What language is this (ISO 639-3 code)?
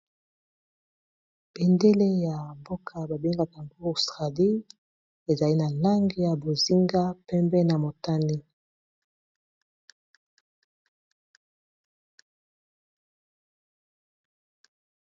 lin